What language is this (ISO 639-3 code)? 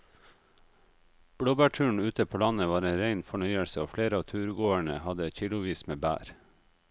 nor